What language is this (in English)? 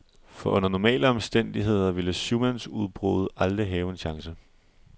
Danish